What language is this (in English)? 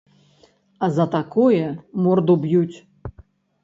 Belarusian